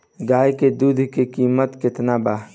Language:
Bhojpuri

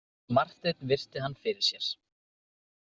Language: Icelandic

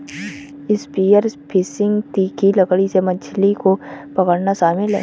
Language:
Hindi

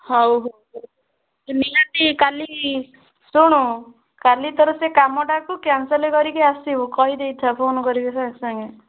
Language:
Odia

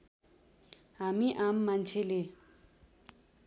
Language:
Nepali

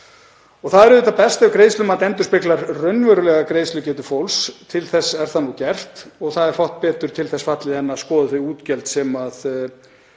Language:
Icelandic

